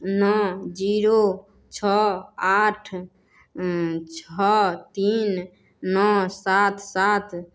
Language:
Maithili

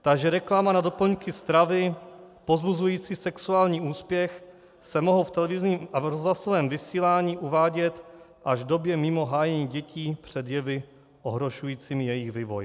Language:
Czech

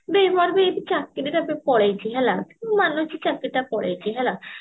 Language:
Odia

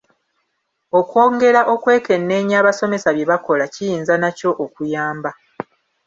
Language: Ganda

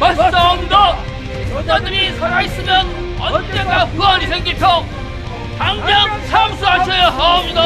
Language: Korean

